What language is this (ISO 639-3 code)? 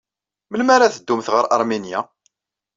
kab